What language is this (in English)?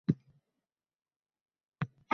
Uzbek